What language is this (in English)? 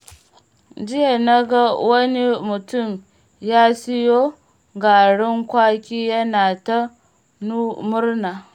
Hausa